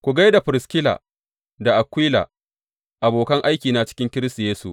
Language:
Hausa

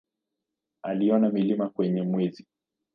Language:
Swahili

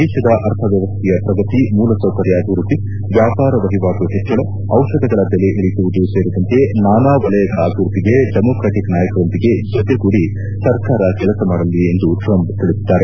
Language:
Kannada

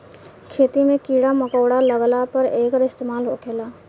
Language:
Bhojpuri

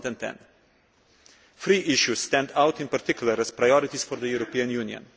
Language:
English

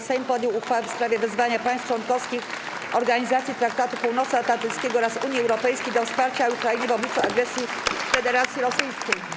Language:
Polish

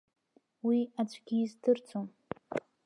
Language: Abkhazian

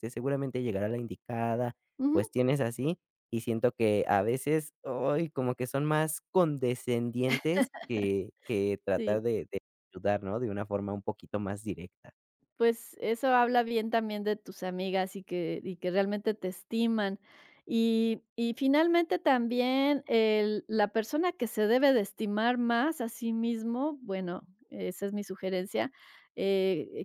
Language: Spanish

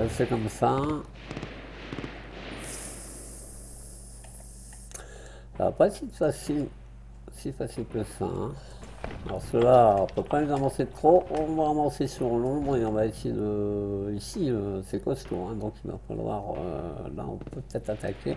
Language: French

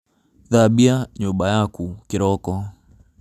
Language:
Kikuyu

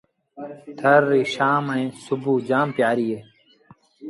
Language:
Sindhi Bhil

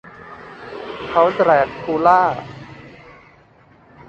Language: Thai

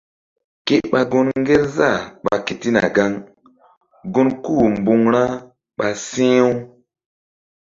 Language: Mbum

